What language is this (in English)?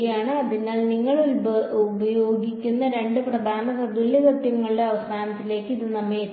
Malayalam